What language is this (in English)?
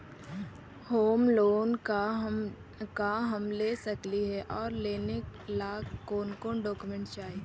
Magahi